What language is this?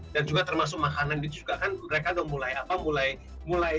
Indonesian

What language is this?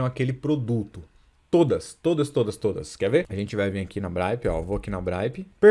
Portuguese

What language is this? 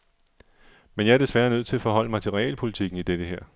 Danish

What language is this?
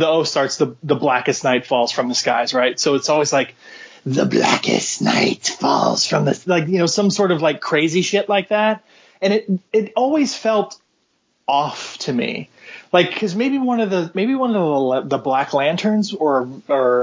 English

